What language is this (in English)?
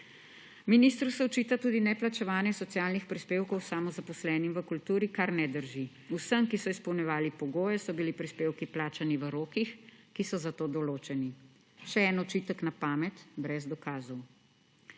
Slovenian